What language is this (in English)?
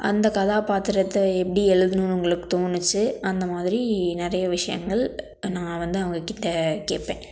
Tamil